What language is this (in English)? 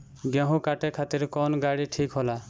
Bhojpuri